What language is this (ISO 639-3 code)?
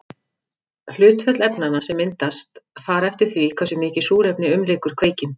isl